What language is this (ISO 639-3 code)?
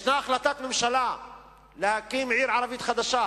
heb